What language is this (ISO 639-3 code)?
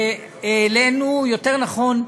heb